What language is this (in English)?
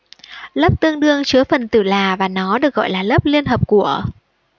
Vietnamese